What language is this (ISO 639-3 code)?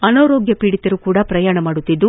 kan